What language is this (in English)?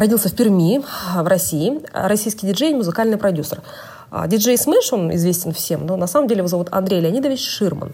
Russian